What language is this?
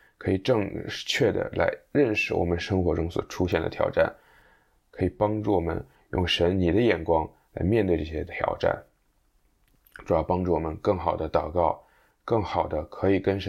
Chinese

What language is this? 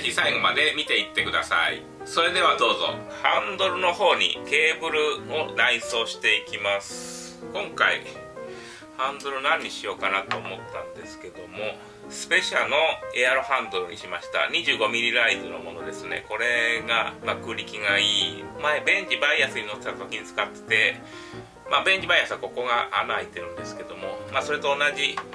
Japanese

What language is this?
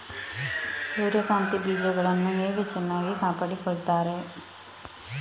Kannada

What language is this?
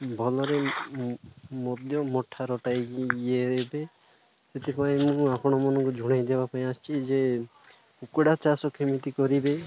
Odia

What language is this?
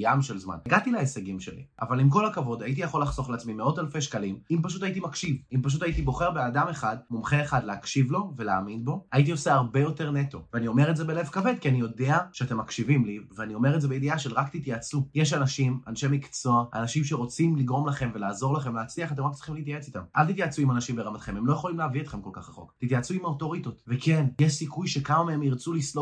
Hebrew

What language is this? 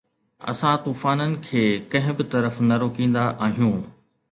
Sindhi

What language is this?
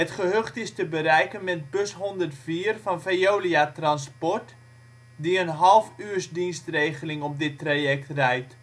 Dutch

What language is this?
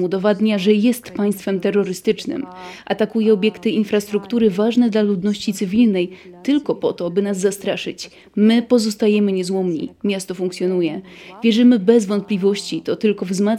Polish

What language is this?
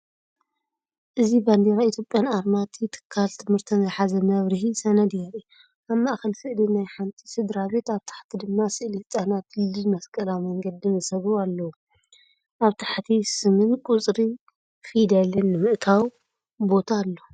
Tigrinya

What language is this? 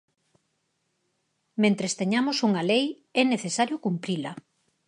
Galician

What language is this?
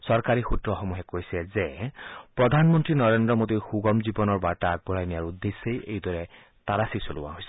Assamese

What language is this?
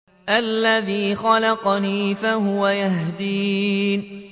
Arabic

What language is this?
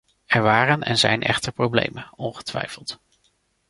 Dutch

